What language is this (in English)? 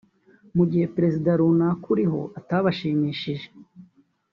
Kinyarwanda